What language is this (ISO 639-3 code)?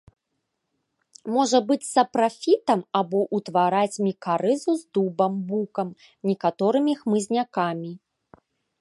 bel